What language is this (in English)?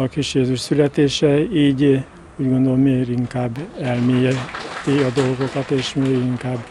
Hungarian